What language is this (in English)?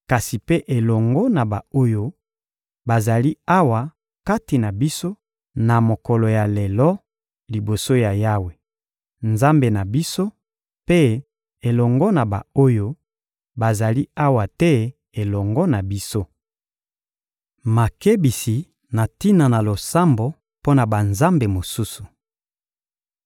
Lingala